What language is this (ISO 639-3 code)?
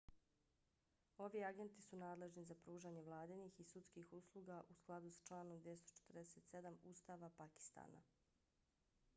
bos